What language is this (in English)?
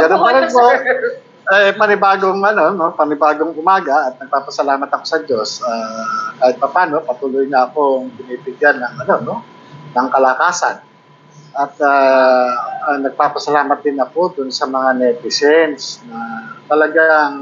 Filipino